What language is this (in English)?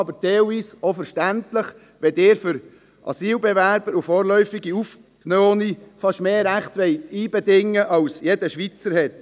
Swiss German